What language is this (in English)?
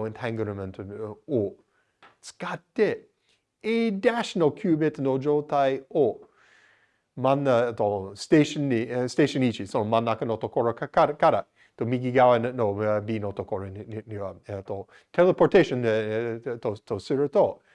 Japanese